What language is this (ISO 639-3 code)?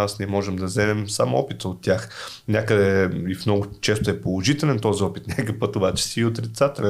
bul